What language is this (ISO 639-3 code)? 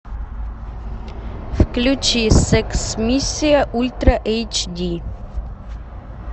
rus